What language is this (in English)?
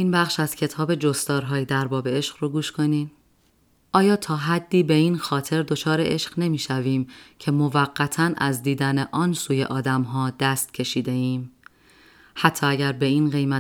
Persian